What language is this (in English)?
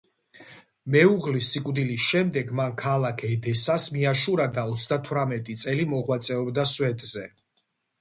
Georgian